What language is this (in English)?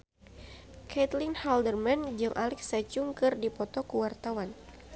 Sundanese